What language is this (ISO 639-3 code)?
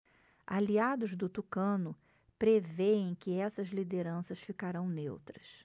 por